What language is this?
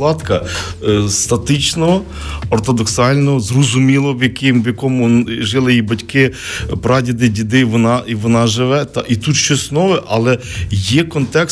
Ukrainian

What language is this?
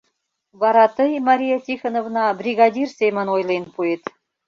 Mari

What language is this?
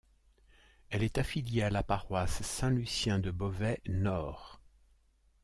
French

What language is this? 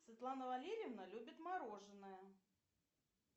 Russian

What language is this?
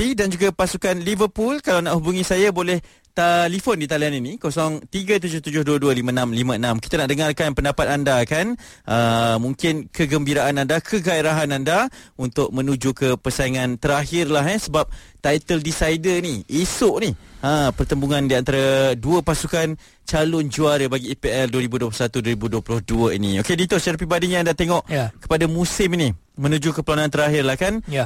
Malay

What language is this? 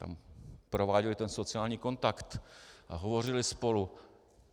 Czech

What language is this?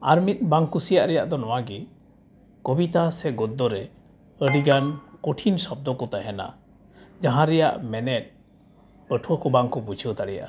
Santali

